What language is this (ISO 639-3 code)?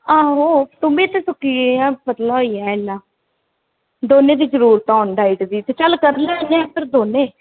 doi